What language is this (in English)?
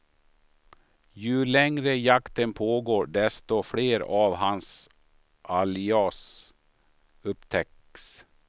Swedish